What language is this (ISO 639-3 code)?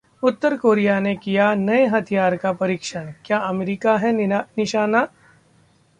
hin